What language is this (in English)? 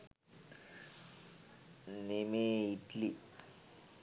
Sinhala